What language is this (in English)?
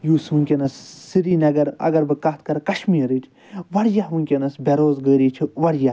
Kashmiri